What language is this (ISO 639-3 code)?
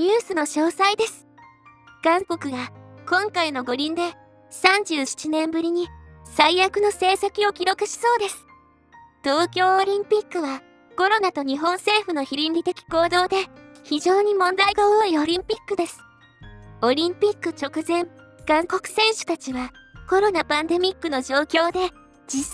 jpn